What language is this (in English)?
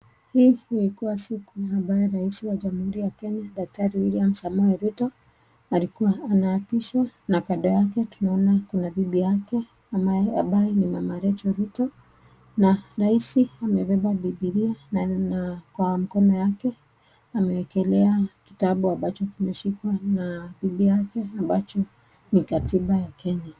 Swahili